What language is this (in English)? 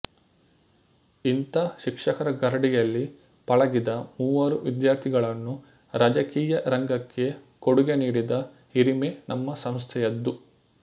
Kannada